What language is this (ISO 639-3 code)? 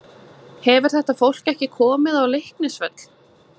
isl